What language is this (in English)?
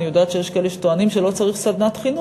Hebrew